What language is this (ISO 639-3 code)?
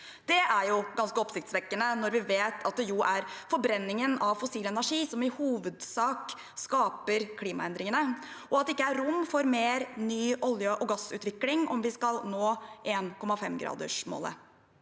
nor